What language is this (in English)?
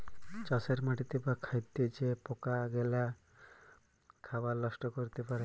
Bangla